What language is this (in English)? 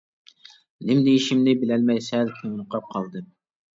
Uyghur